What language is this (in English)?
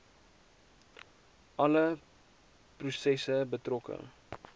Afrikaans